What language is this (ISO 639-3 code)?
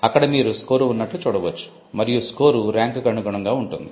tel